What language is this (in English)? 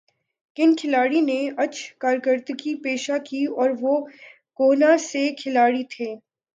Urdu